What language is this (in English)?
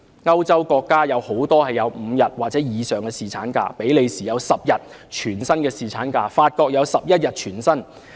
Cantonese